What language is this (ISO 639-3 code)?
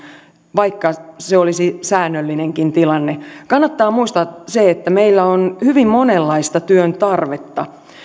fin